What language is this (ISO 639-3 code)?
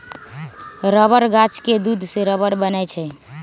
mag